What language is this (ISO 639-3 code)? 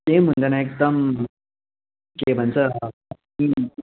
nep